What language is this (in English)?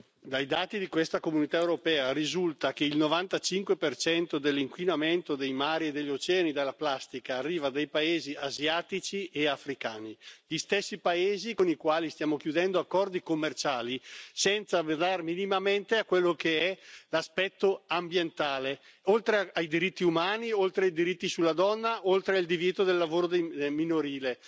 Italian